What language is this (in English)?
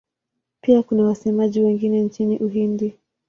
Swahili